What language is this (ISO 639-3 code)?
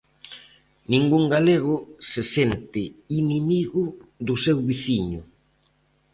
glg